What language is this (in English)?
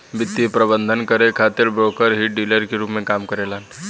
Bhojpuri